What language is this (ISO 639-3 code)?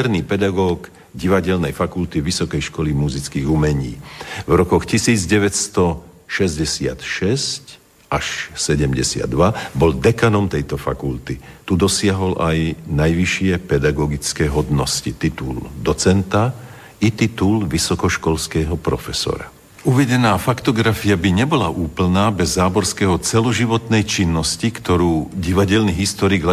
slk